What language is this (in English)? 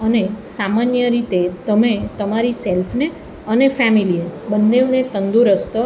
Gujarati